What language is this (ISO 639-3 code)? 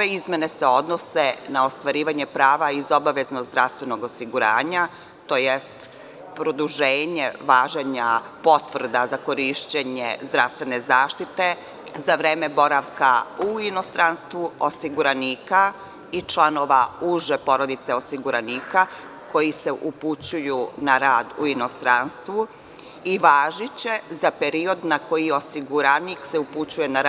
srp